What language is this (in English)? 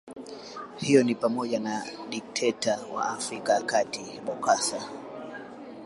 Swahili